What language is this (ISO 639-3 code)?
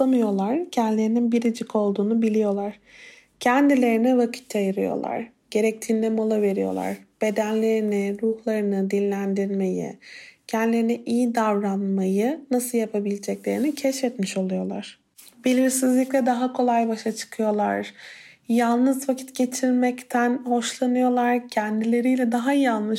tur